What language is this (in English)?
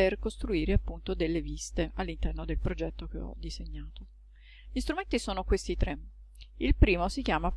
Italian